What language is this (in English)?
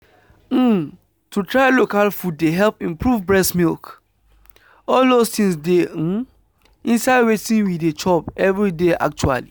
Nigerian Pidgin